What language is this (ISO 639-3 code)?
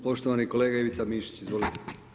hrv